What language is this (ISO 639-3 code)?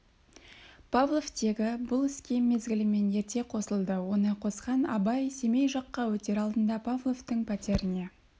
kaz